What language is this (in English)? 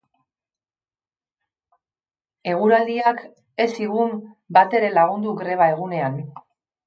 Basque